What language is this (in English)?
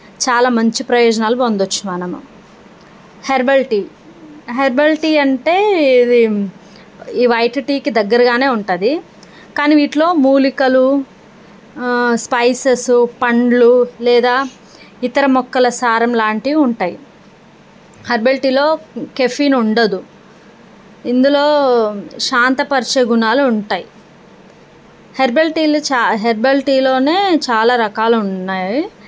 Telugu